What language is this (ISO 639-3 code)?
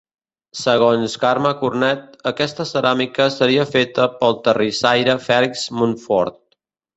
cat